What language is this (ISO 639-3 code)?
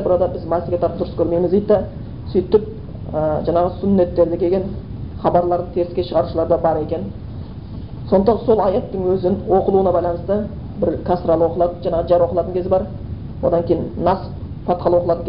bul